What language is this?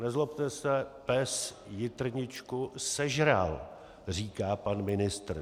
Czech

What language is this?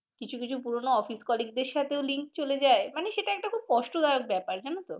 Bangla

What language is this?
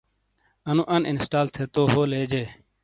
Shina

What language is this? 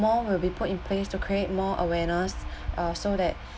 English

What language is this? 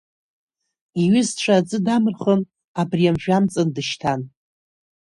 Abkhazian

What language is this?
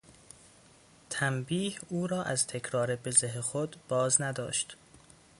Persian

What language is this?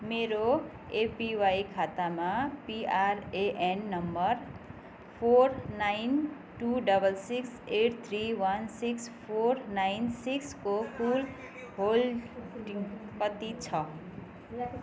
Nepali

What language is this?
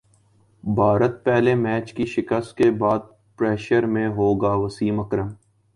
Urdu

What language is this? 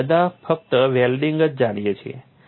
Gujarati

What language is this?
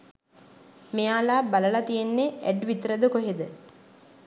Sinhala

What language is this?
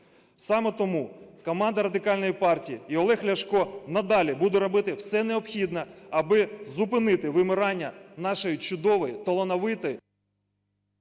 Ukrainian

